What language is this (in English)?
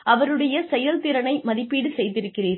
Tamil